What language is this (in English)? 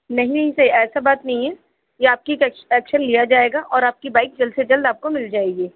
Urdu